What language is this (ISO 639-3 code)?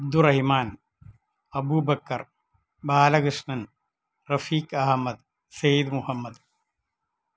mal